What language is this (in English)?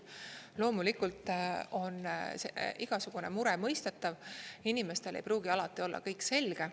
Estonian